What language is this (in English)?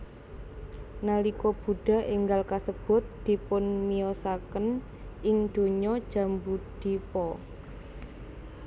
Javanese